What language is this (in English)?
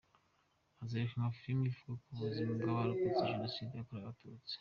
Kinyarwanda